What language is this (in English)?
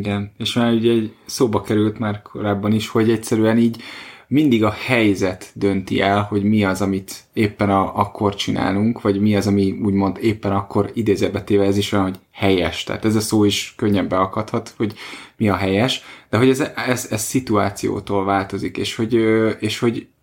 Hungarian